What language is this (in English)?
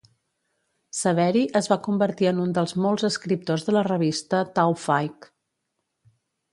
Catalan